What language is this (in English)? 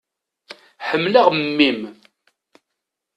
Kabyle